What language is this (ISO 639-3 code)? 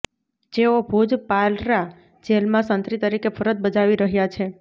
guj